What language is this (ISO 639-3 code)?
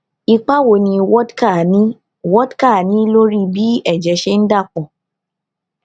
yor